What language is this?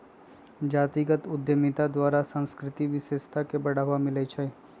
Magahi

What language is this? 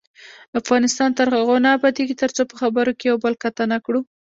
Pashto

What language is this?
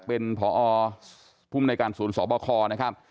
Thai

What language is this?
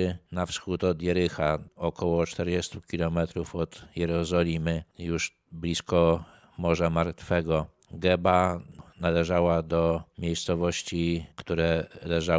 Polish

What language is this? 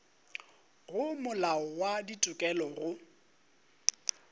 Northern Sotho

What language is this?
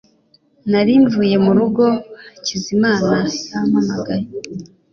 Kinyarwanda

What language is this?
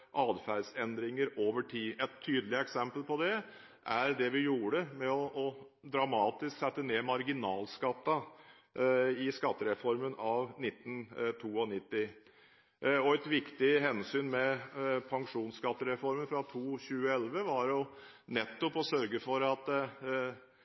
Norwegian Bokmål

